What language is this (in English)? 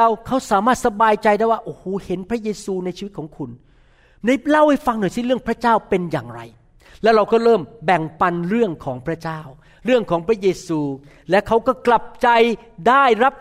Thai